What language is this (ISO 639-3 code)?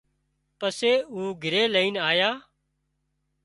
kxp